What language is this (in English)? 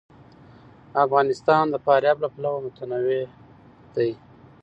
Pashto